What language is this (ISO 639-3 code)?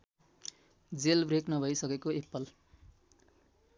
nep